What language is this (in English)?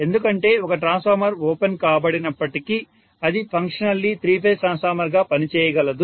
Telugu